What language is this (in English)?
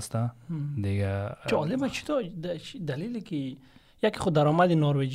Persian